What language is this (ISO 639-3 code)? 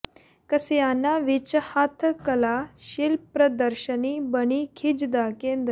pan